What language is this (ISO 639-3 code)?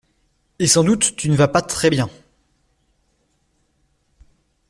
fra